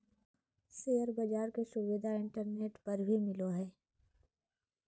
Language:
Magahi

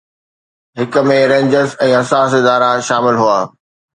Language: Sindhi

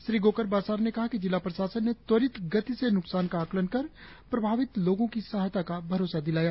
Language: Hindi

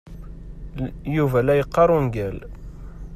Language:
Kabyle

